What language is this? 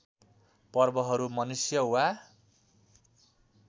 Nepali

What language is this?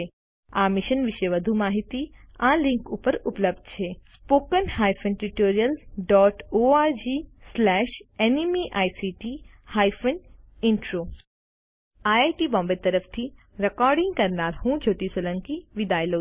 Gujarati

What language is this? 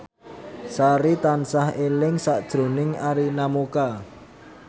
Javanese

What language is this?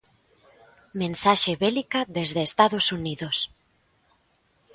Galician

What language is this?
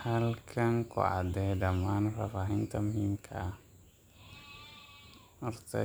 Somali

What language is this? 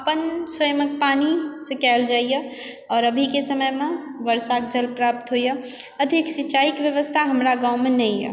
Maithili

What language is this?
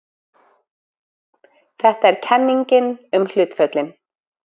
Icelandic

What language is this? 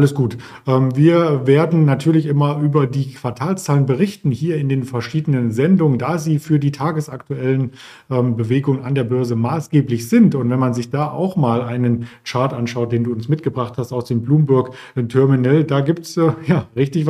German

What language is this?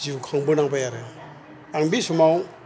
Bodo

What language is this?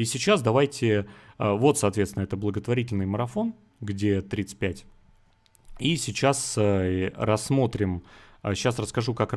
Russian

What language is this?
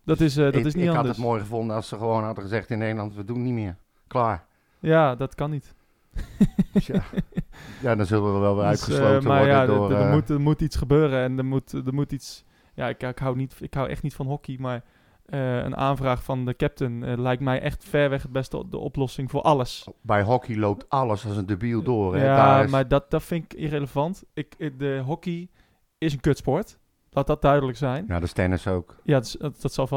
Dutch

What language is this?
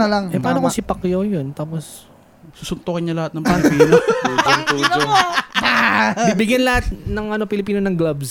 Filipino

